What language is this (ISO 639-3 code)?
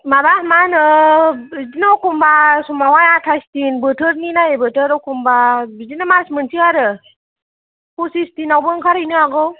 brx